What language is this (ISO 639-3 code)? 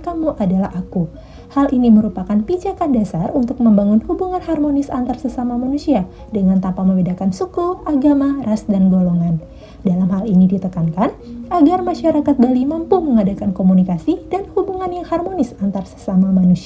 ind